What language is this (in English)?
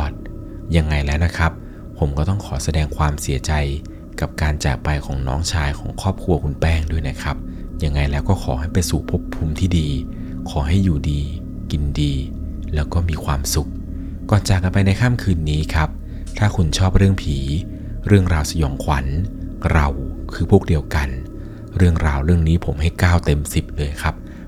Thai